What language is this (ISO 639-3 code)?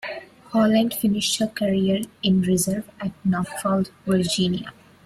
eng